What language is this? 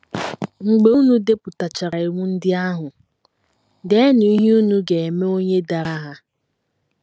Igbo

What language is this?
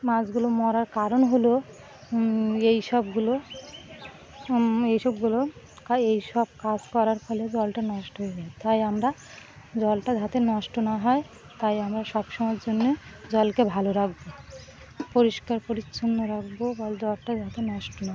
Bangla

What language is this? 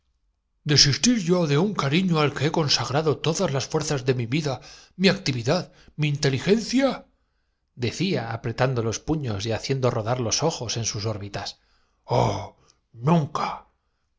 Spanish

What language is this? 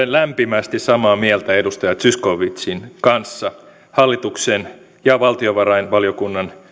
Finnish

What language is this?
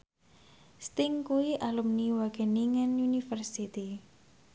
Javanese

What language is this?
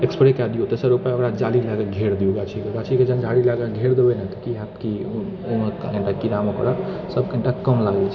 Maithili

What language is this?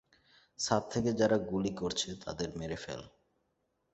Bangla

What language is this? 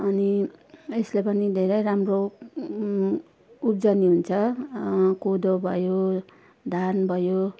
Nepali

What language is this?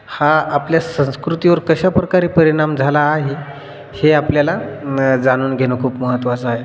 Marathi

